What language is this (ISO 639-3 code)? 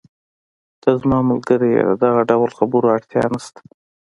pus